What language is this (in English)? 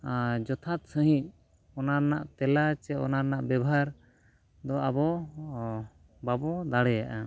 Santali